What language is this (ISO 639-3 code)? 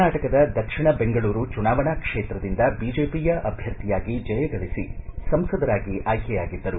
kan